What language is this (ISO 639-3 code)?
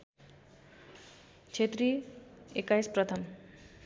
nep